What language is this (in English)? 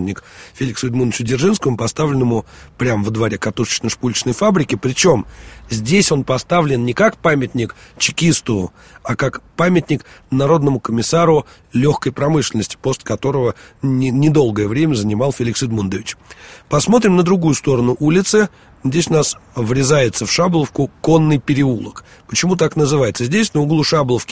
Russian